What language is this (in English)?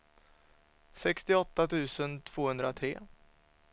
Swedish